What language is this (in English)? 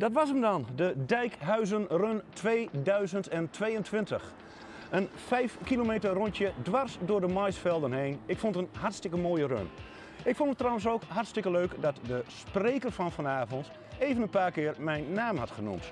Dutch